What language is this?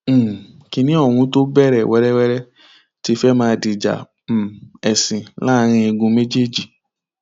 Yoruba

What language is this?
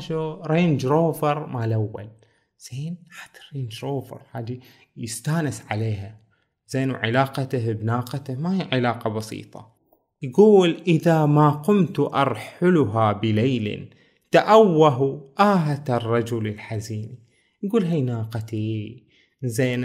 Arabic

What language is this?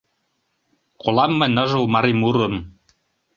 Mari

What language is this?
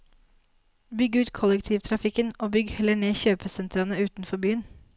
Norwegian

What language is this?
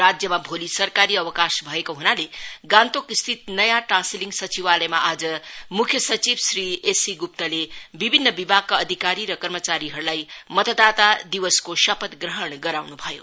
Nepali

